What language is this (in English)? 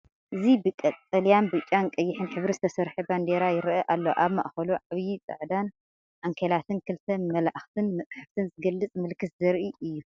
Tigrinya